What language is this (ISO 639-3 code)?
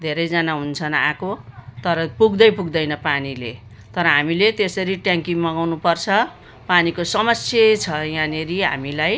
nep